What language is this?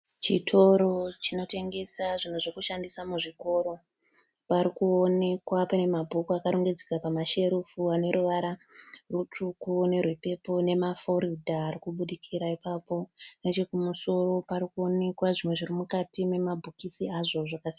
Shona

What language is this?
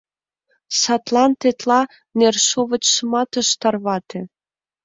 Mari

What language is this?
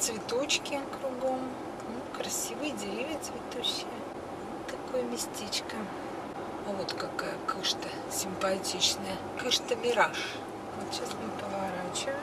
Russian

